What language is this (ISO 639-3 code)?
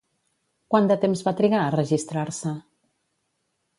cat